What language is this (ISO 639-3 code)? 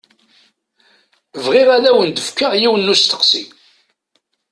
kab